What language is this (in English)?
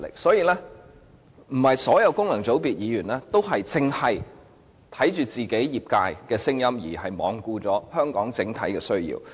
Cantonese